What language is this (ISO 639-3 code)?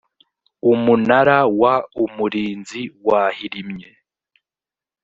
kin